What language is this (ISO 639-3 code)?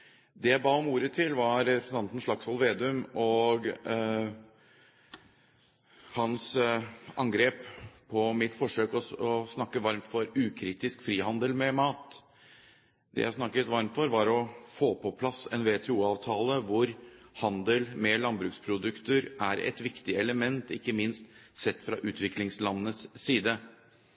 nob